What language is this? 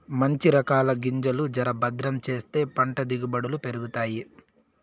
Telugu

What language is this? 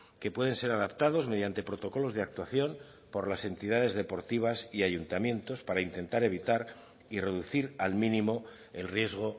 Spanish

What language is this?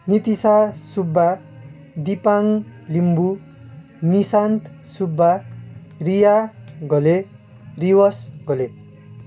Nepali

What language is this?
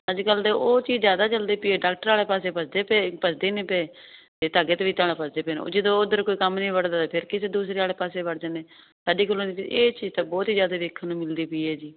Punjabi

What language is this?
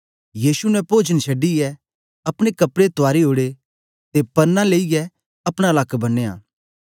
Dogri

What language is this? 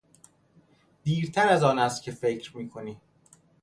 Persian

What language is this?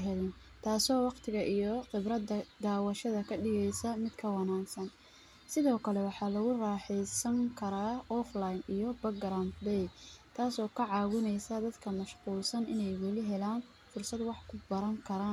Somali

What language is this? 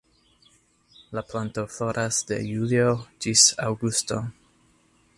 Esperanto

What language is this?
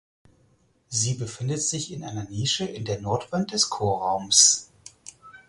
German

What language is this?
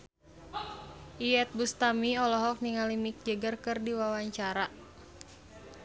Sundanese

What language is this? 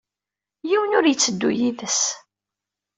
Kabyle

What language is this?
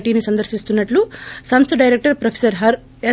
Telugu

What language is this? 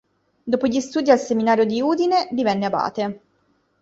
Italian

